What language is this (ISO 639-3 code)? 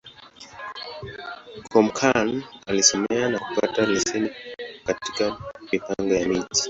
swa